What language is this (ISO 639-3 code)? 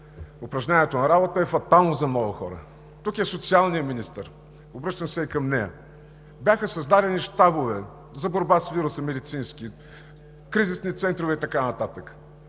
bul